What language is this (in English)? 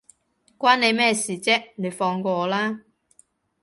Cantonese